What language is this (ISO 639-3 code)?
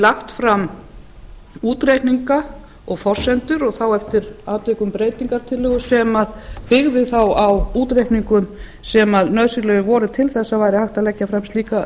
isl